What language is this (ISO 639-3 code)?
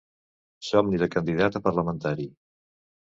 cat